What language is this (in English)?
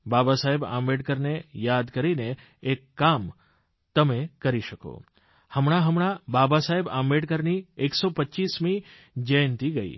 Gujarati